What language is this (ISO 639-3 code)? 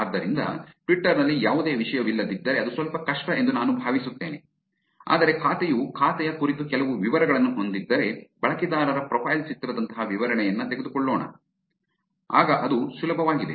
kan